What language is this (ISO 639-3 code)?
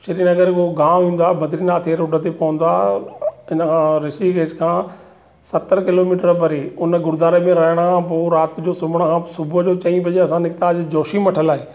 snd